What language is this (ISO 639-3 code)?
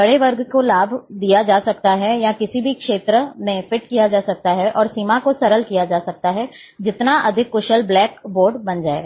hin